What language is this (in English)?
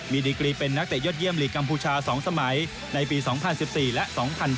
Thai